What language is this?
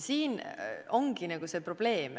Estonian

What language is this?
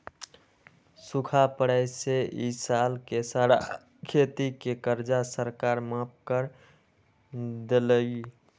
Magahi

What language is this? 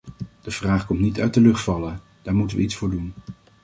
Dutch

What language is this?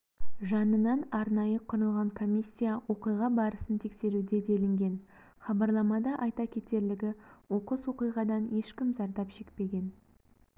Kazakh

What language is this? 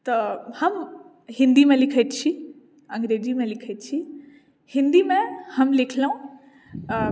Maithili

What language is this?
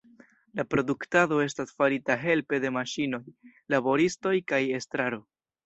Esperanto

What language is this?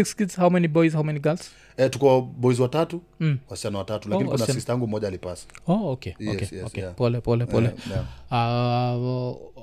Swahili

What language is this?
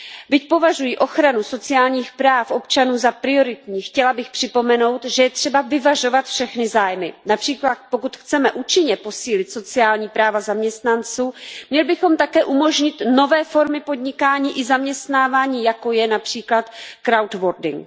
Czech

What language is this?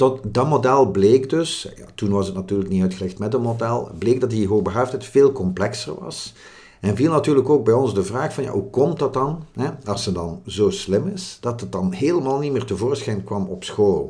Dutch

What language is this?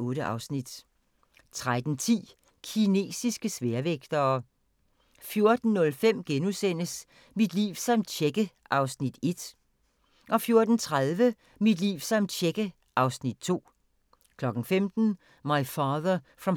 Danish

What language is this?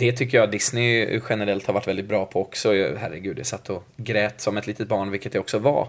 Swedish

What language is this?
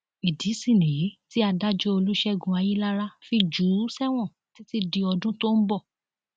Yoruba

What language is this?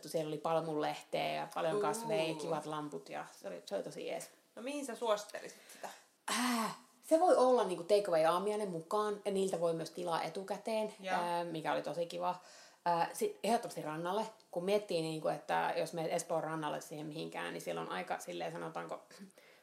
Finnish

